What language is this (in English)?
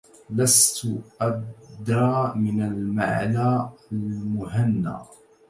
Arabic